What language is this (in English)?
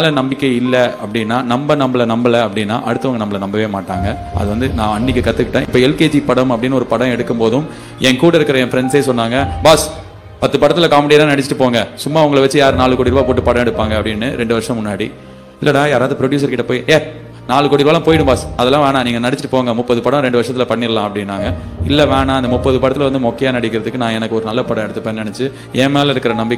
Tamil